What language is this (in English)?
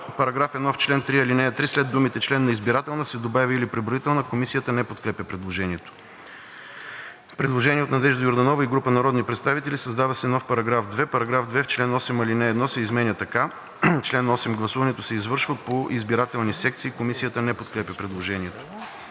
Bulgarian